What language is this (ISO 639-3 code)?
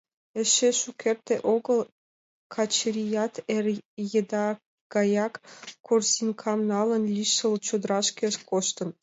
chm